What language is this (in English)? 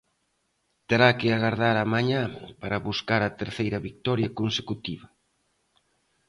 Galician